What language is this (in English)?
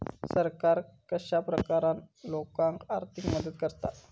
Marathi